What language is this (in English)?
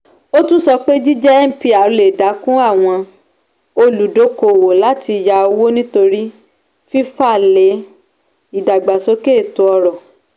Yoruba